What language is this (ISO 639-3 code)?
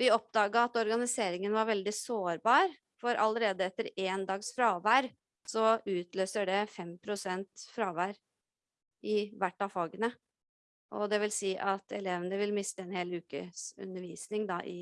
nor